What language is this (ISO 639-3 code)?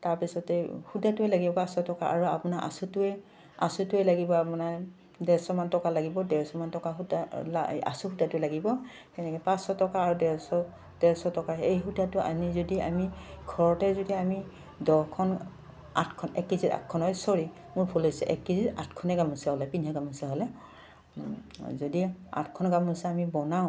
asm